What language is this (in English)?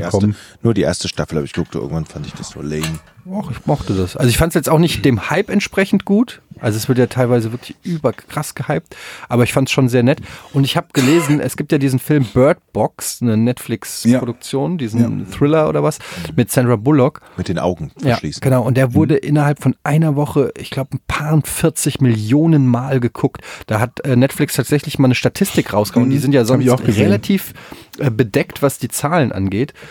German